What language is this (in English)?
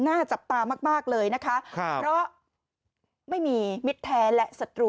Thai